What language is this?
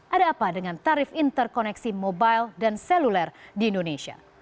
Indonesian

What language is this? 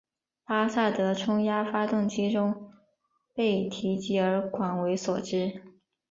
Chinese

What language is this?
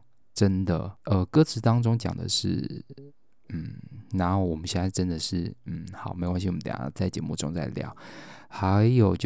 Chinese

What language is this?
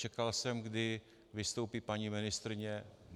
Czech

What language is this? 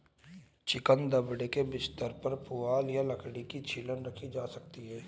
Hindi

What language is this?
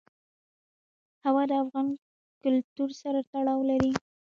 Pashto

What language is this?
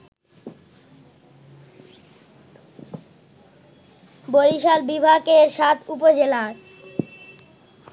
Bangla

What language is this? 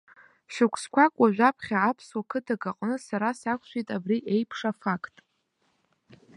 Abkhazian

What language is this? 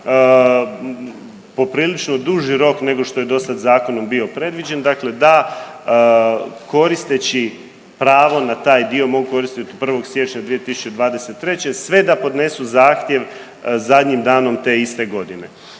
Croatian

